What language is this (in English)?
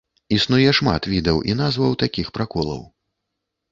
Belarusian